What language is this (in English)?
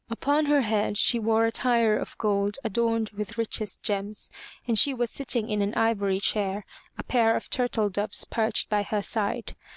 English